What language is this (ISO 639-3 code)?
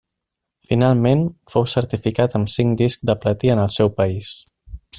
cat